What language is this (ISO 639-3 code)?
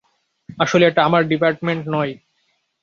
ben